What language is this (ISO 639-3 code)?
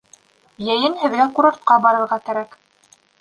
bak